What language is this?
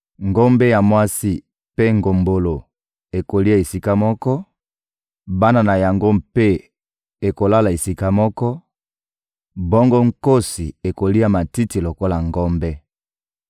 Lingala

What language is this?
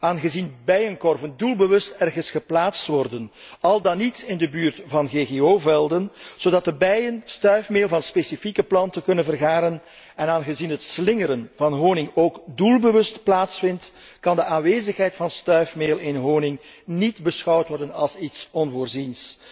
Dutch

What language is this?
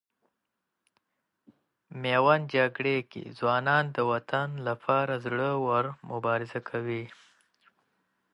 Pashto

